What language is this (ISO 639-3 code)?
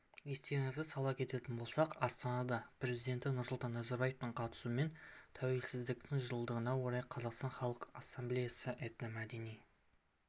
kaz